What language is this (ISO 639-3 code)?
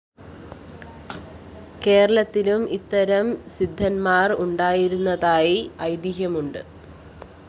mal